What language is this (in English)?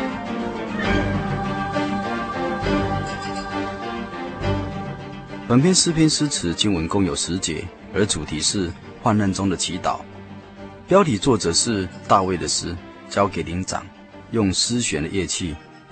Chinese